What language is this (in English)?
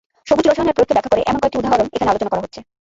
Bangla